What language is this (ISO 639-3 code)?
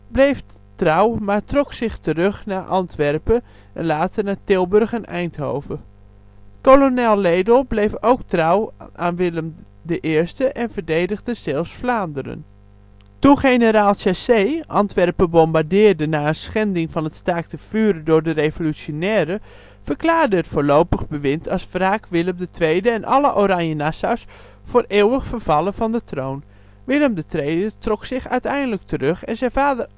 nld